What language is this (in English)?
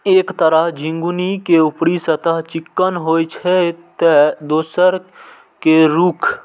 Maithili